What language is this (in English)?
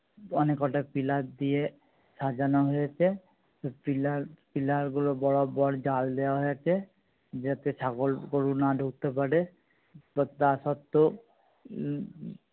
Bangla